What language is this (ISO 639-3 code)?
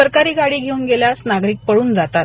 mar